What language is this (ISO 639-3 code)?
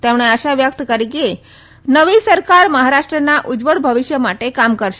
guj